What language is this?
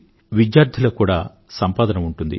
Telugu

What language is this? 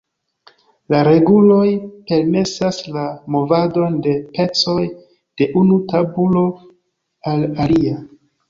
Esperanto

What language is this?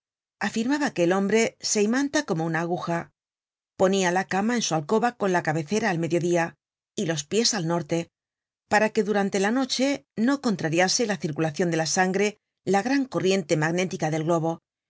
Spanish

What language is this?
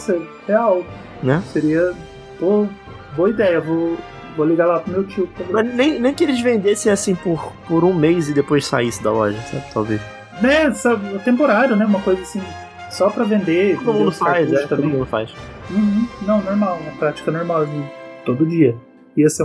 Portuguese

